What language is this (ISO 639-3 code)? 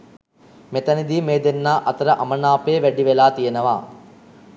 sin